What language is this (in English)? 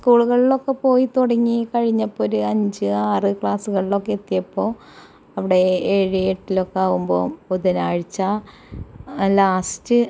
Malayalam